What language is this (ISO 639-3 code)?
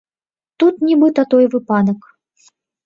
bel